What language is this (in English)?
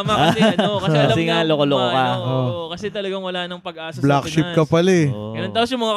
Filipino